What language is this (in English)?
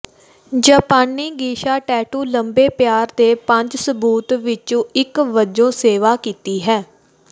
Punjabi